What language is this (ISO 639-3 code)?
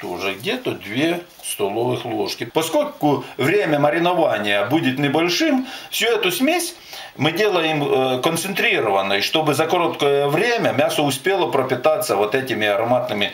rus